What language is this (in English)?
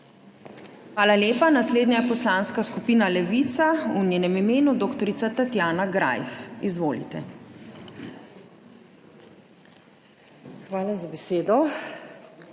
Slovenian